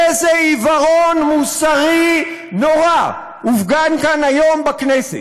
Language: Hebrew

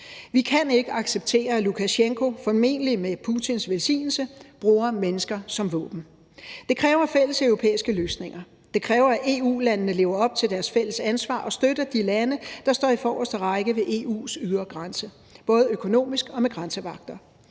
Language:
Danish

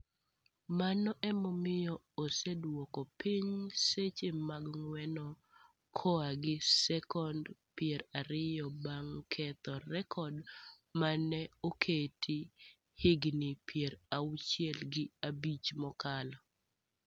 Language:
Luo (Kenya and Tanzania)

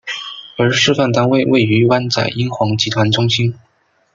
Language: Chinese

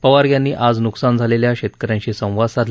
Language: Marathi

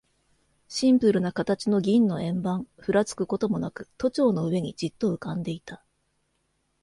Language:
Japanese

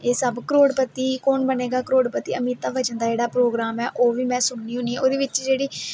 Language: Dogri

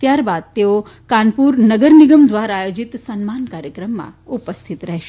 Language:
Gujarati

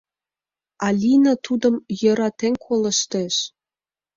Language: Mari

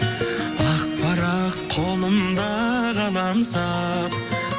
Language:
Kazakh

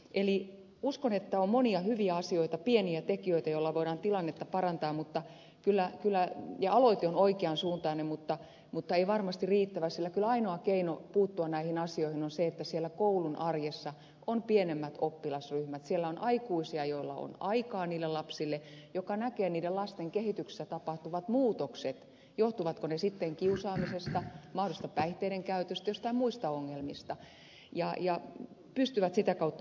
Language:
Finnish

